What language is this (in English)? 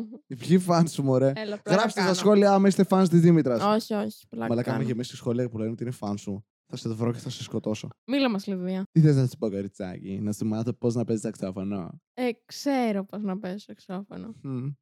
Greek